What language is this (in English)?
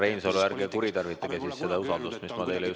Estonian